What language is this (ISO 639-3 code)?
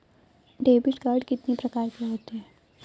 hin